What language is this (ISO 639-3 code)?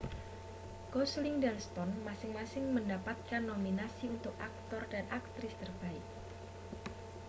ind